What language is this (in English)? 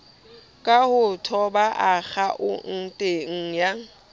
Southern Sotho